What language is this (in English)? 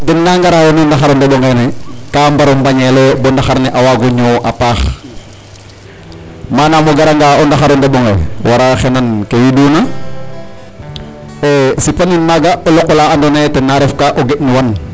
Serer